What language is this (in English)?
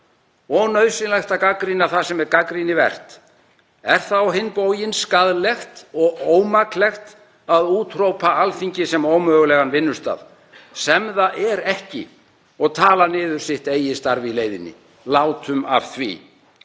Icelandic